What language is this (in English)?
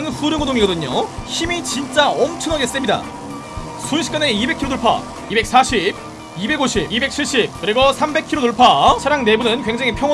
Korean